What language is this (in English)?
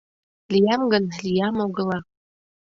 Mari